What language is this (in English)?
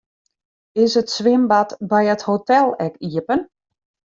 Western Frisian